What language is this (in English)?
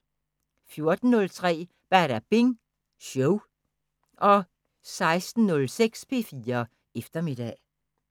Danish